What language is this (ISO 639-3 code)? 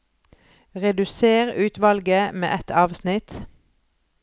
nor